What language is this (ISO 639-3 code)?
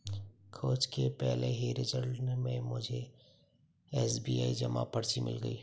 hin